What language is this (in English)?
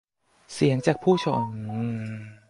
Thai